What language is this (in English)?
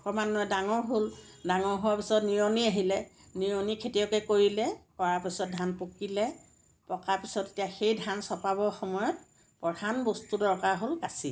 Assamese